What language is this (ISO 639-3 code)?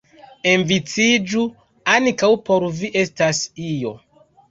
epo